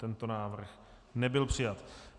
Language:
Czech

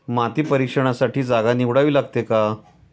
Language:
Marathi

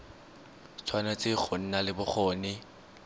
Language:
Tswana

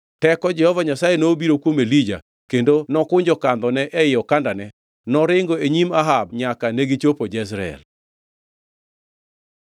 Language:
Luo (Kenya and Tanzania)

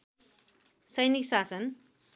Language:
Nepali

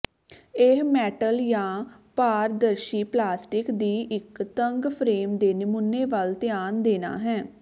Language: Punjabi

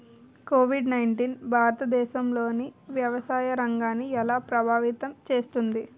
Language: Telugu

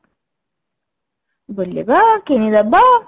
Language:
Odia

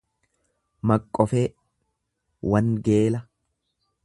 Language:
Oromo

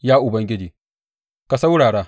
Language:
Hausa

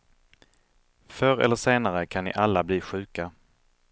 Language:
Swedish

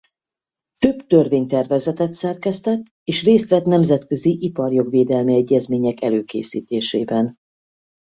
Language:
Hungarian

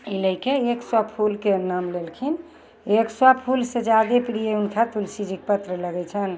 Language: Maithili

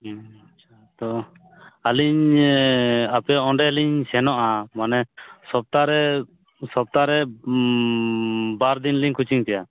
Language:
Santali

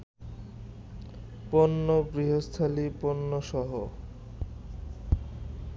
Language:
Bangla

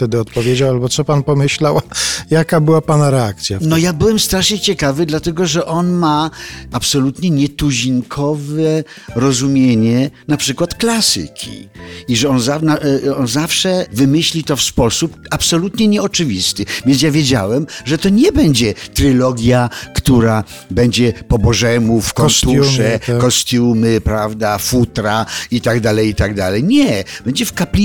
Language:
Polish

